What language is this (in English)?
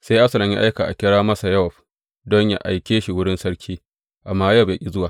Hausa